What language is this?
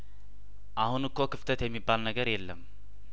Amharic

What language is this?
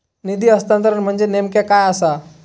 Marathi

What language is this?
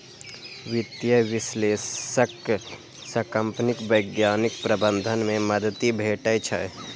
Maithili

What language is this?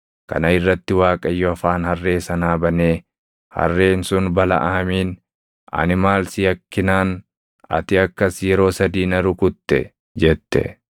Oromo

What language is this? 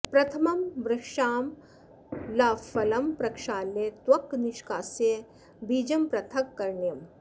Sanskrit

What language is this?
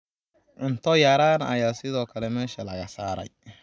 Somali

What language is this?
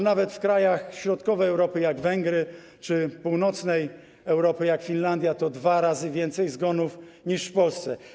Polish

